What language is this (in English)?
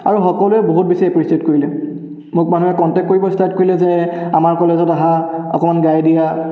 Assamese